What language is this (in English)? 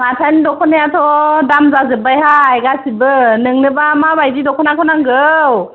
Bodo